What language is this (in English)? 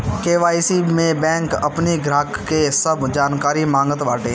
Bhojpuri